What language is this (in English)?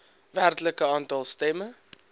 Afrikaans